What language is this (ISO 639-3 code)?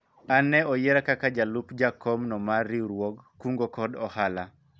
luo